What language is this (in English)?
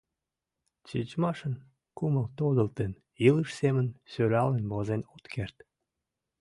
Mari